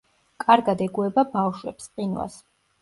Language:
Georgian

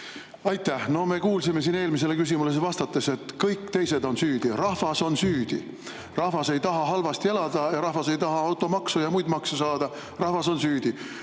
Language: Estonian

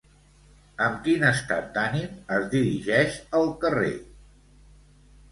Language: Catalan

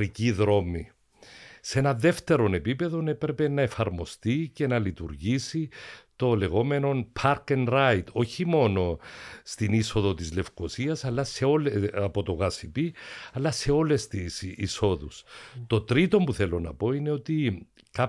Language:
Greek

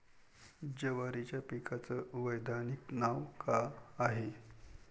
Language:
Marathi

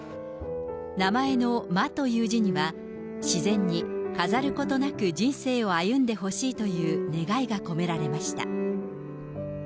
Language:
Japanese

